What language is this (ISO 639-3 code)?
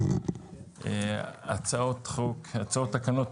heb